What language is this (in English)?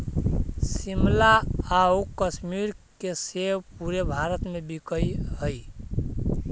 Magahi